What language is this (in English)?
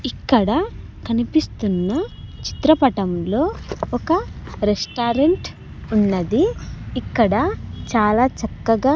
Telugu